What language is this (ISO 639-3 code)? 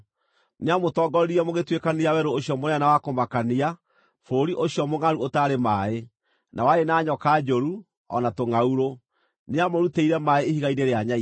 kik